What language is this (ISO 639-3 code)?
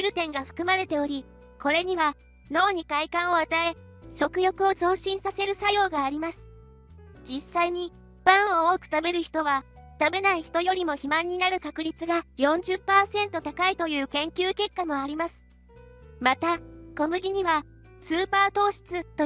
jpn